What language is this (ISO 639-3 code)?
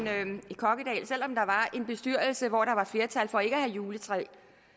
dan